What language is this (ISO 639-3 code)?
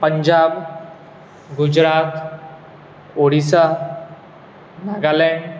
kok